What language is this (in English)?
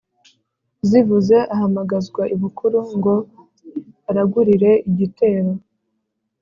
Kinyarwanda